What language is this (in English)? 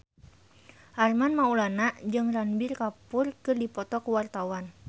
Sundanese